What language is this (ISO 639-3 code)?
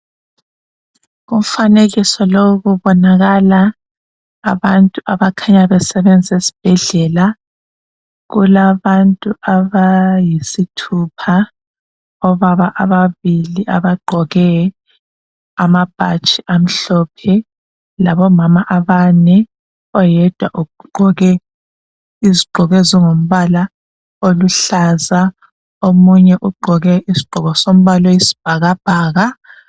nde